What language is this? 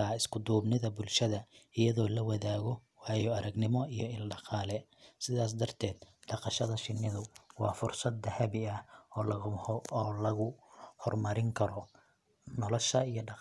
Somali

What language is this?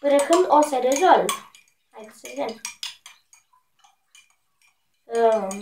Romanian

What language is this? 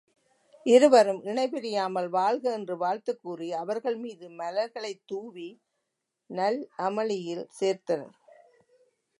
Tamil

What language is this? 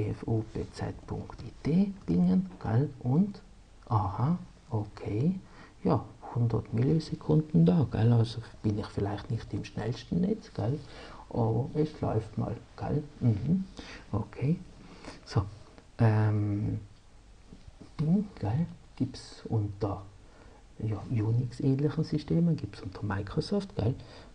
German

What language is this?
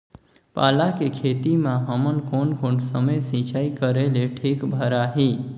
Chhattisgarhi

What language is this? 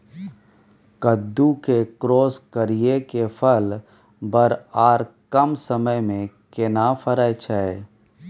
Maithili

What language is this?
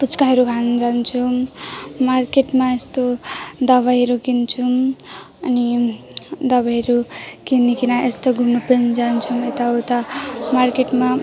Nepali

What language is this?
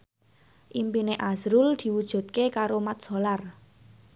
Javanese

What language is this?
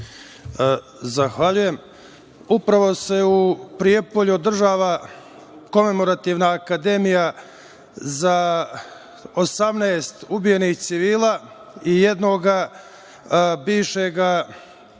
Serbian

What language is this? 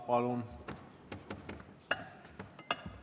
Estonian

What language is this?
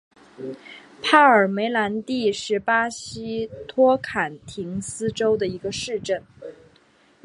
Chinese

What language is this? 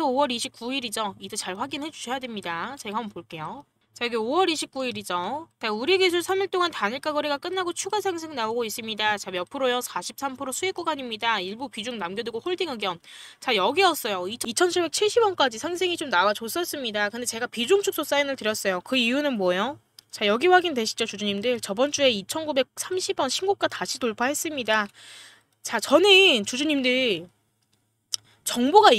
Korean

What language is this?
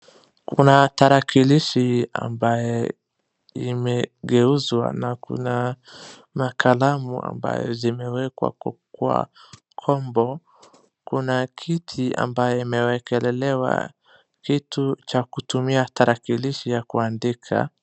Swahili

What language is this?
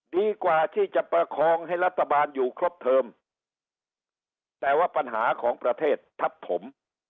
Thai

